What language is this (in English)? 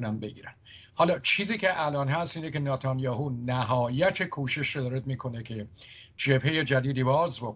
Persian